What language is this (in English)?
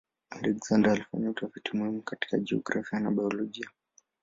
Swahili